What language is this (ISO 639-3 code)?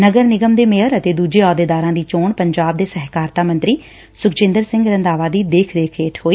pan